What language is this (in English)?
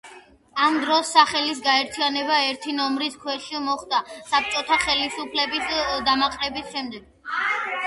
Georgian